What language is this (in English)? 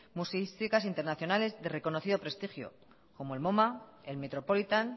Spanish